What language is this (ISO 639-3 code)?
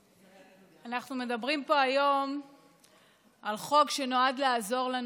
heb